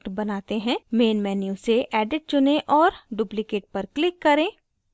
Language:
Hindi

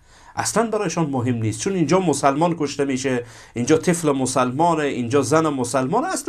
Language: Persian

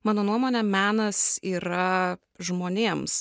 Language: Lithuanian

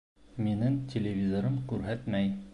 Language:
Bashkir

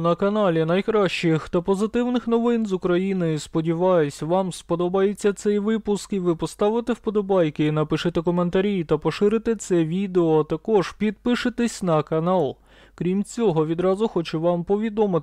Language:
Ukrainian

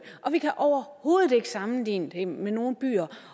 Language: Danish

